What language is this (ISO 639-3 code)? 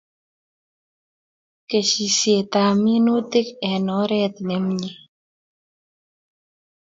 kln